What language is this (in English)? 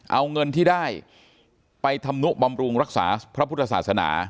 Thai